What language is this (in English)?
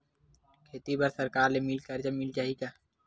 Chhattisgarhi